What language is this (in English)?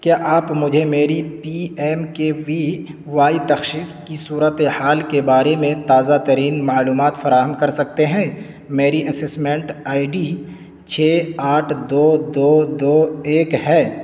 Urdu